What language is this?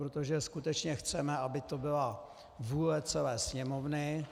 Czech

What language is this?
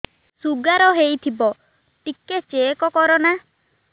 Odia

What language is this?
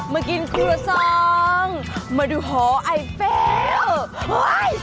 Thai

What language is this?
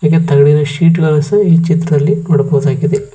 Kannada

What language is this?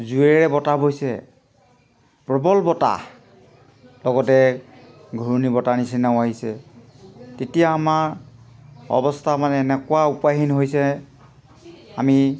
Assamese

